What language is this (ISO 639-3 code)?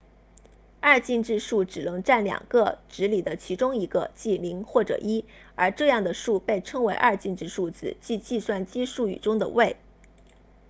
zho